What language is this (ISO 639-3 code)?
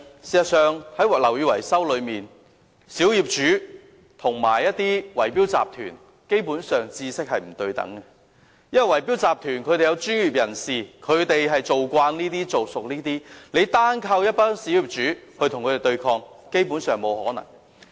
yue